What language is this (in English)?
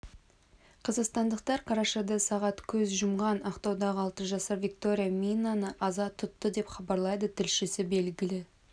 Kazakh